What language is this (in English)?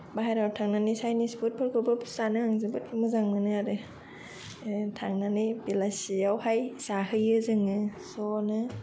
Bodo